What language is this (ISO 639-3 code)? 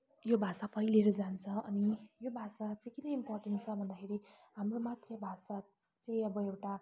nep